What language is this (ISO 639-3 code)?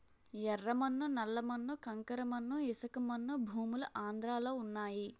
tel